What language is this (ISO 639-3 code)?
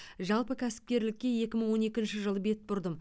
kaz